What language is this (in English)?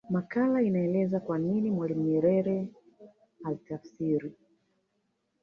Swahili